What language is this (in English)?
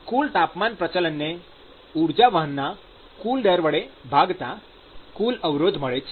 Gujarati